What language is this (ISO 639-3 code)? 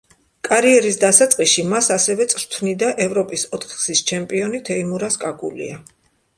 kat